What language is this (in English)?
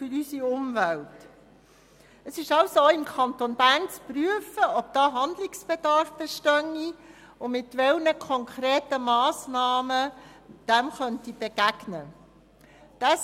Swiss German